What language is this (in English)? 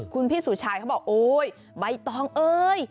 Thai